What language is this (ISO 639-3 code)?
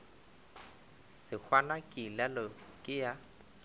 nso